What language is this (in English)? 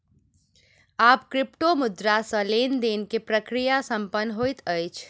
Maithili